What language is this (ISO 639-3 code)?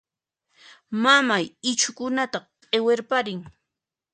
qxp